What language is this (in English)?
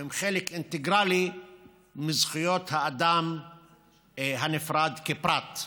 Hebrew